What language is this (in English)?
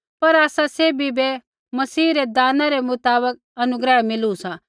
Kullu Pahari